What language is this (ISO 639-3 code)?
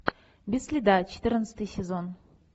rus